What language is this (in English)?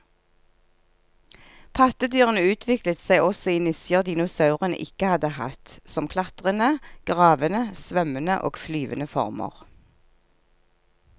Norwegian